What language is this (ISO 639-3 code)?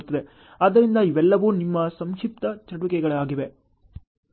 kan